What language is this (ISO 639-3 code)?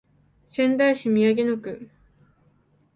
jpn